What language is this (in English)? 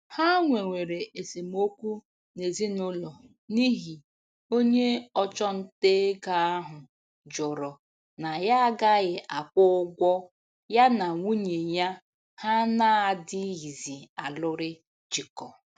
Igbo